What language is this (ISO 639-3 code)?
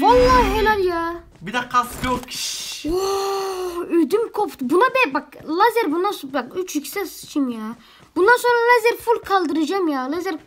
tur